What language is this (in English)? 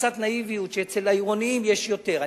Hebrew